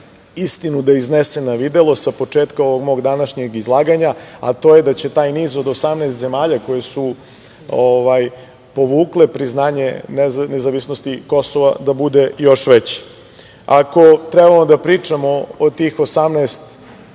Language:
Serbian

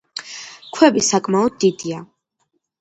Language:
Georgian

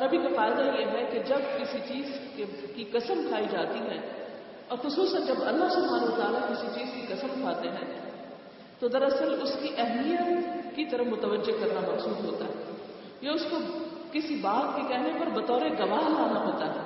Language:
Urdu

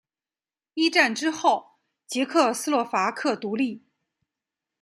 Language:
Chinese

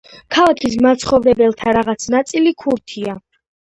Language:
Georgian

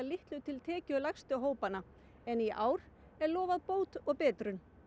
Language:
Icelandic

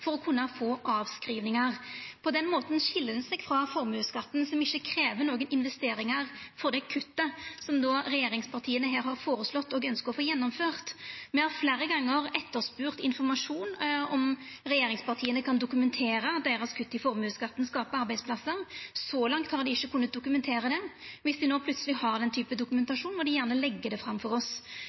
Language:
Norwegian Nynorsk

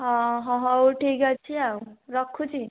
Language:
Odia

